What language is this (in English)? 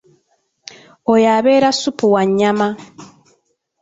Ganda